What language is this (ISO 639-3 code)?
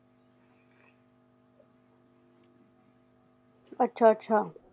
pan